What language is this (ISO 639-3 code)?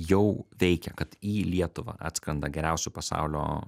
lit